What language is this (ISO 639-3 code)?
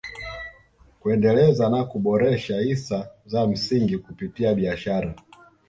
swa